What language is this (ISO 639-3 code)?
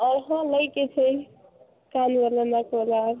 mai